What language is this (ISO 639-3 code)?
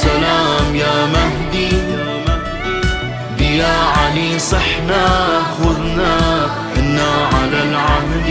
ara